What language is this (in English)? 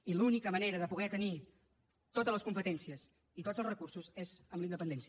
Catalan